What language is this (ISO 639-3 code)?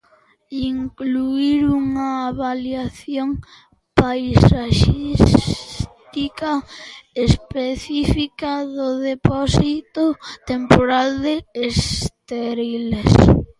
glg